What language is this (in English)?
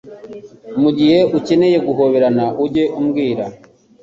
Kinyarwanda